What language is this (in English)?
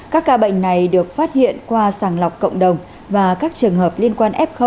Vietnamese